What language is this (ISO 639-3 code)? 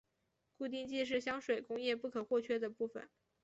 zho